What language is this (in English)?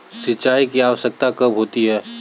Hindi